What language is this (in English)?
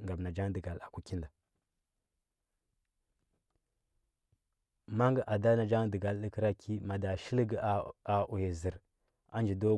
Huba